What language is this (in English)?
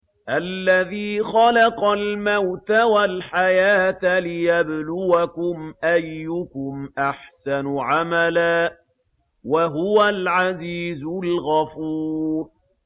Arabic